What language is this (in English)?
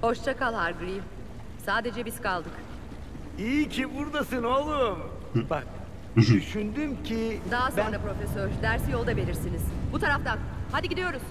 Turkish